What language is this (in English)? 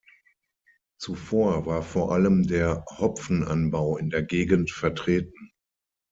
German